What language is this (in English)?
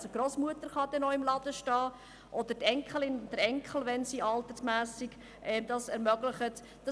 Swiss German